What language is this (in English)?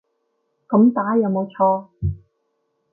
Cantonese